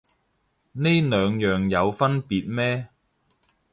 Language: Cantonese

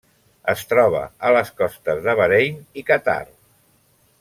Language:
Catalan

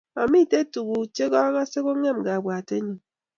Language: Kalenjin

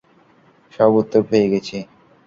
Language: Bangla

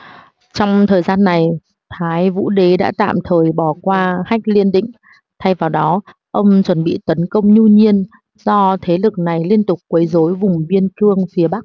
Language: Vietnamese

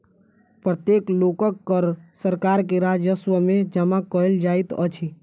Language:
Maithili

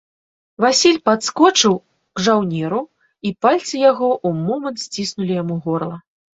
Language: Belarusian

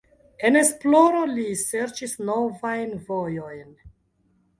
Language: Esperanto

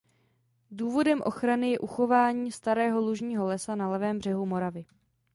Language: Czech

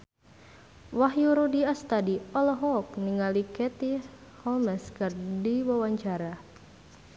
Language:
Sundanese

